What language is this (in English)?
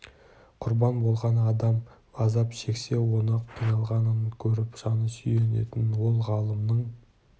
Kazakh